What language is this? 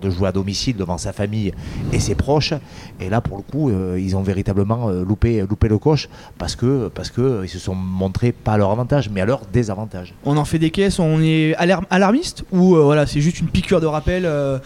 French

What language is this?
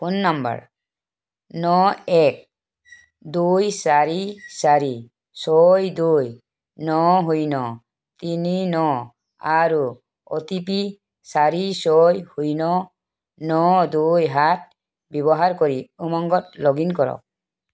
Assamese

